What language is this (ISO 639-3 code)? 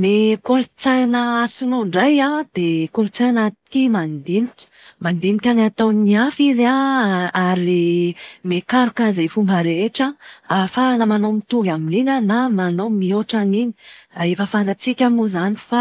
mlg